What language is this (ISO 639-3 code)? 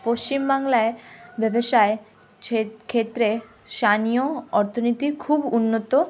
ben